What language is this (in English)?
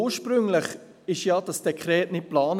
Swiss German